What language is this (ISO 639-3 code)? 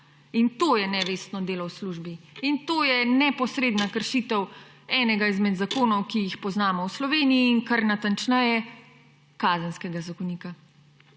slv